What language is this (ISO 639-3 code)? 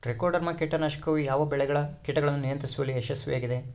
kan